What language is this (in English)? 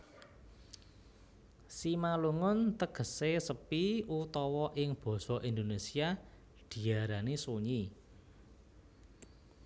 Javanese